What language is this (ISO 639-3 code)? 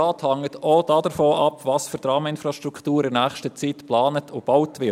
gsw